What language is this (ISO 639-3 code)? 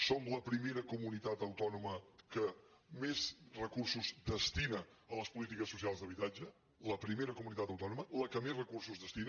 cat